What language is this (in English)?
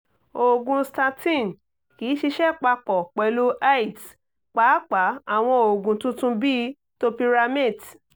Yoruba